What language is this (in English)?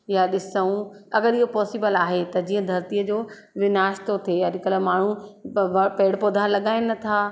Sindhi